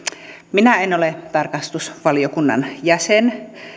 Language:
Finnish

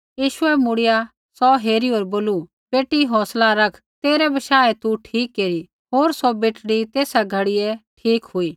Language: Kullu Pahari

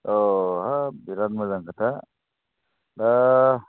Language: Bodo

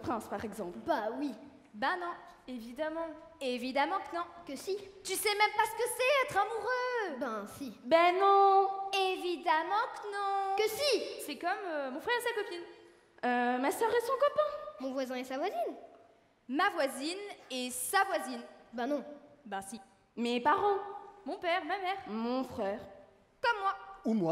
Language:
French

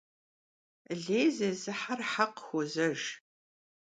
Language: Kabardian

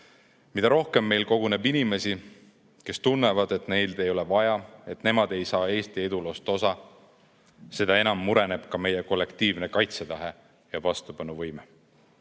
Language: Estonian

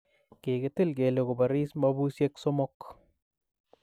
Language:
Kalenjin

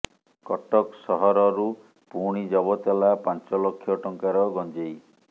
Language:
Odia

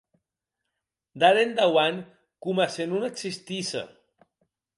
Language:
Occitan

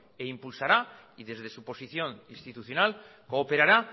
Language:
Spanish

